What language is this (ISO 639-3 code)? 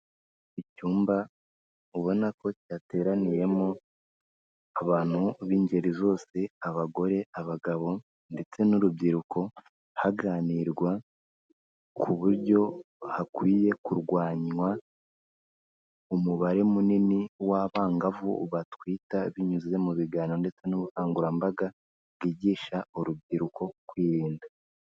kin